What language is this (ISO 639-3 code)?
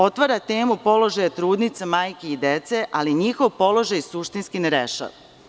srp